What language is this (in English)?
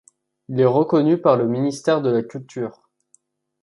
French